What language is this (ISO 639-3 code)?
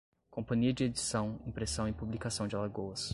por